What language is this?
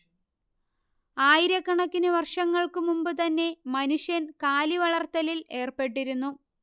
Malayalam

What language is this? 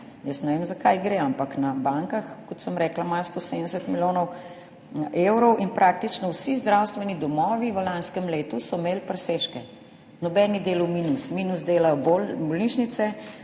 Slovenian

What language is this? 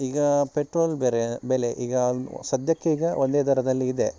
Kannada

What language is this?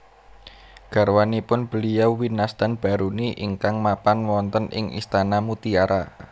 Javanese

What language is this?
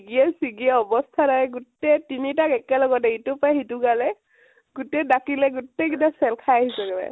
Assamese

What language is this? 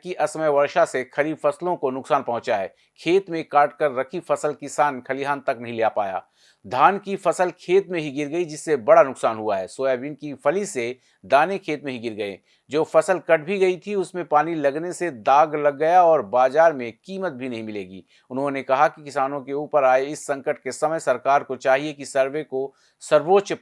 Hindi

